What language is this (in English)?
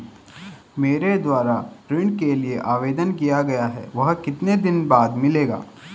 Hindi